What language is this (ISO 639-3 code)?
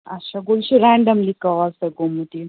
kas